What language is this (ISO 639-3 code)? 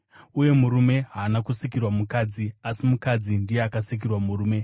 sna